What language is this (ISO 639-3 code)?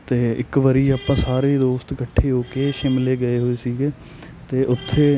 pan